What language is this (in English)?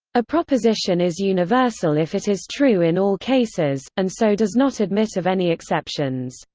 English